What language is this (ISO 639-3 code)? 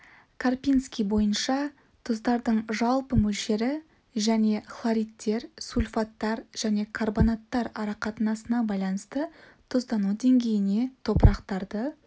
kaz